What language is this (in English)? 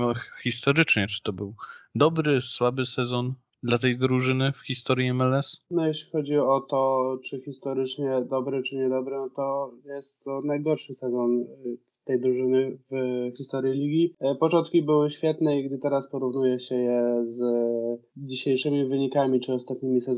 Polish